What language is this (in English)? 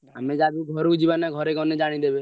Odia